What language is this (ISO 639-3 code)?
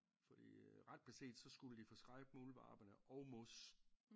dan